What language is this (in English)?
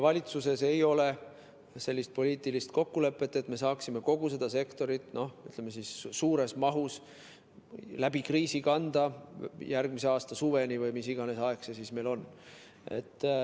Estonian